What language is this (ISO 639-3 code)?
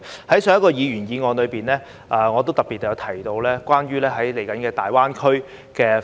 yue